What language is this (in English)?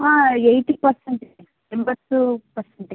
Kannada